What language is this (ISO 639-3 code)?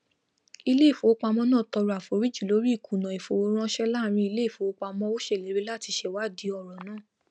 yor